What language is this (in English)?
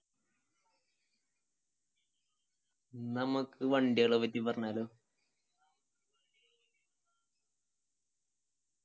Malayalam